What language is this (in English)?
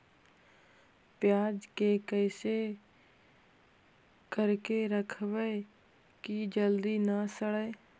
Magahi